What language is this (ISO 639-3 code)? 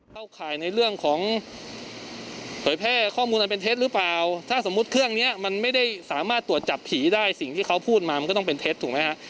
tha